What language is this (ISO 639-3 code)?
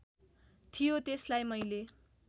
nep